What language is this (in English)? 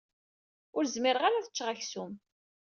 Kabyle